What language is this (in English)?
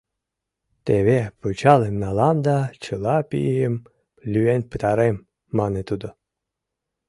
Mari